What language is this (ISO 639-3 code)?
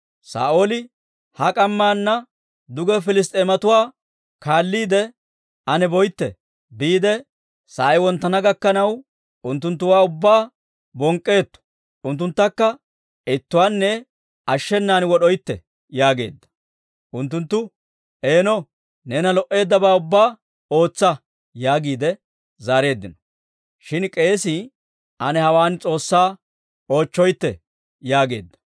dwr